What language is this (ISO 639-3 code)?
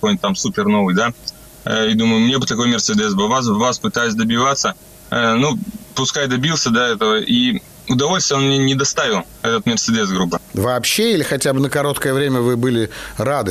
rus